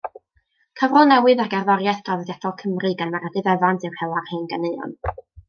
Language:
Welsh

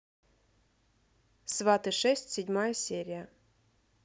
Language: Russian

